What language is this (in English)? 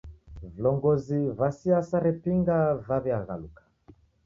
Taita